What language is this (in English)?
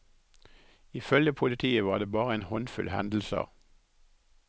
Norwegian